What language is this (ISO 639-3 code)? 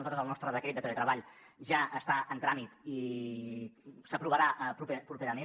cat